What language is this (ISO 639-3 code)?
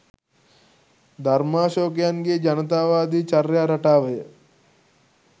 sin